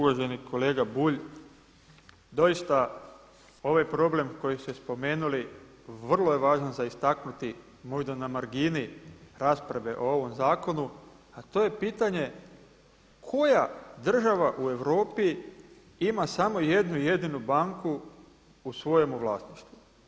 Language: Croatian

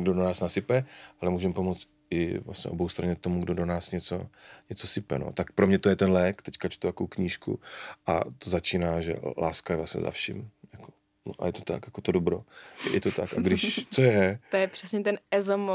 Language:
Czech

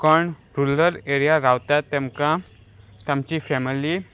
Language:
Konkani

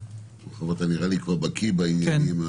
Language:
Hebrew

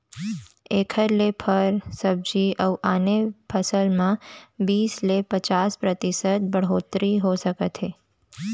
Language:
Chhattisgarhi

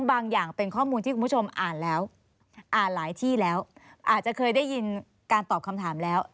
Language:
Thai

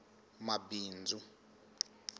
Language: Tsonga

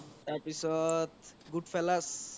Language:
Assamese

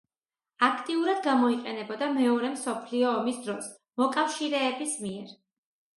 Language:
Georgian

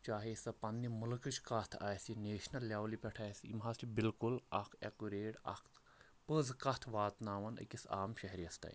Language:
Kashmiri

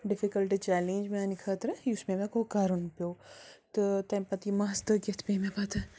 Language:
Kashmiri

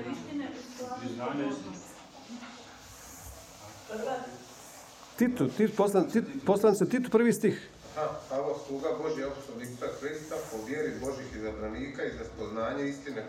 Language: Croatian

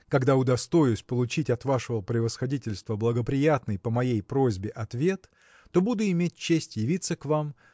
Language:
Russian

